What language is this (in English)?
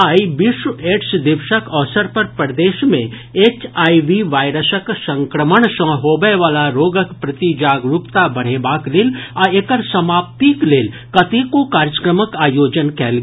Maithili